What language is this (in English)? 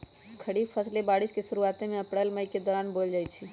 Magahi